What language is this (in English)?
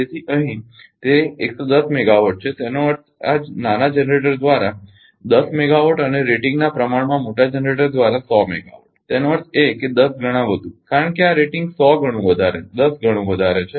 Gujarati